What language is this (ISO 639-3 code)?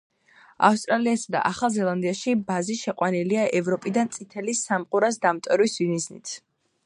kat